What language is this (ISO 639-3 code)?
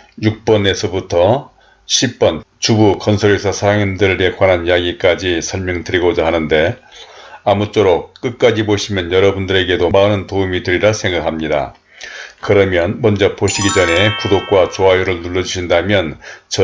kor